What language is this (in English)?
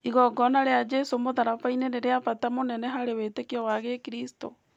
Kikuyu